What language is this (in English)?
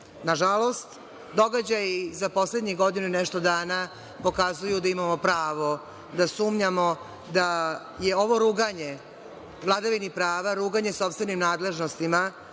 Serbian